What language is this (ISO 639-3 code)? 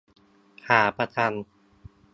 tha